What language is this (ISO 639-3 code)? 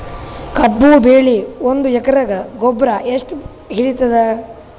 kan